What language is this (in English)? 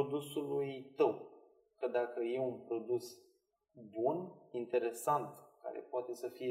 Romanian